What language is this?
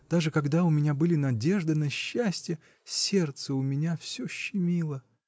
Russian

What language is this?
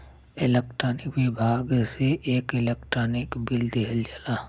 Bhojpuri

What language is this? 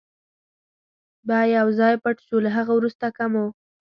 Pashto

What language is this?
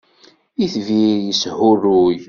Kabyle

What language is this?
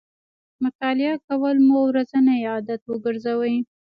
Pashto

